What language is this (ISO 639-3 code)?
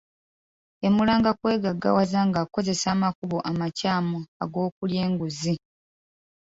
lug